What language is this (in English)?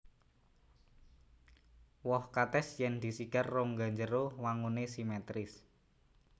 Javanese